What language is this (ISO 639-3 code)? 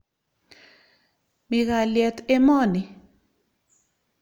kln